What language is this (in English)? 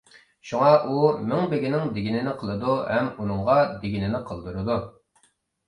Uyghur